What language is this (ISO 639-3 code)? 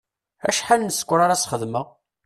kab